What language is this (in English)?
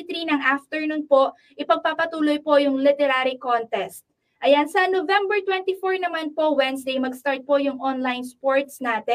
Filipino